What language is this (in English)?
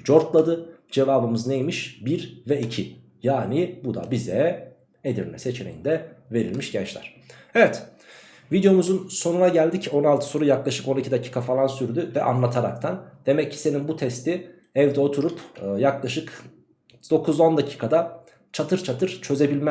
Turkish